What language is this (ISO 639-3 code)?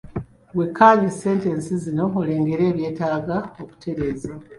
lug